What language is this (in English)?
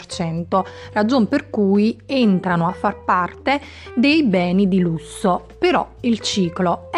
Italian